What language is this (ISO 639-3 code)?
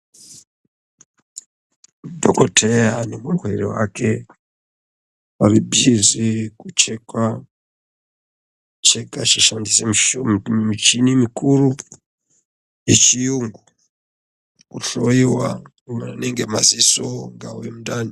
ndc